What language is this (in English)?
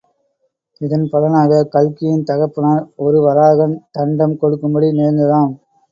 Tamil